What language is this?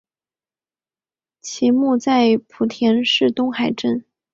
Chinese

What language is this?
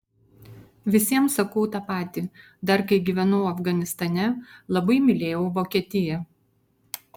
Lithuanian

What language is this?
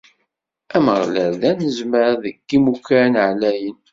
Kabyle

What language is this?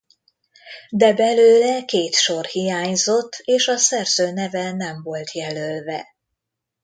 Hungarian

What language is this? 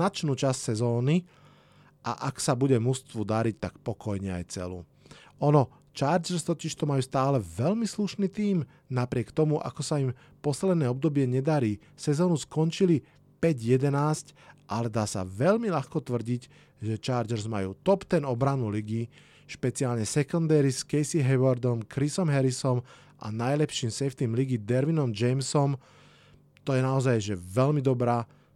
Slovak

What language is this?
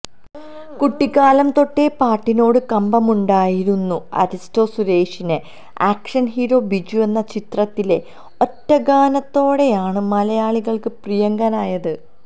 Malayalam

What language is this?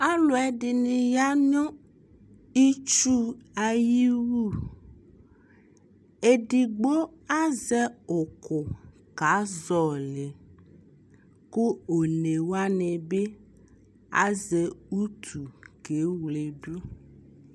Ikposo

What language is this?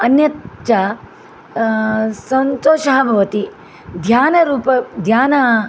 Sanskrit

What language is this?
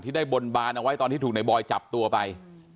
Thai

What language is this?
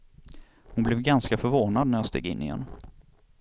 Swedish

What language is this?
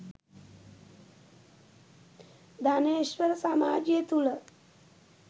Sinhala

